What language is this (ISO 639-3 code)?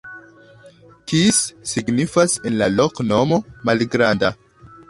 epo